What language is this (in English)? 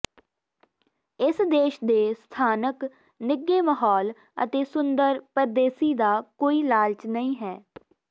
Punjabi